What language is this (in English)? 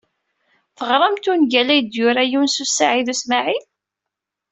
Kabyle